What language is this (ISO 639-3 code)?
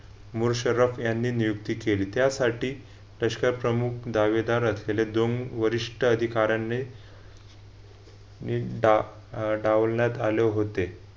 mar